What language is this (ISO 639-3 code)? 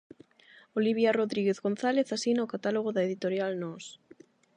glg